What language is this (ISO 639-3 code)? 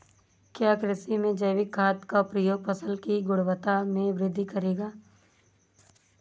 hin